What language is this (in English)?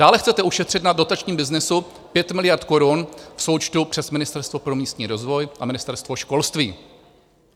Czech